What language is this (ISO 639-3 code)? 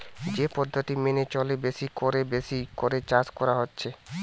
ben